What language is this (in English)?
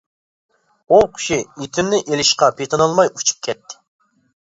Uyghur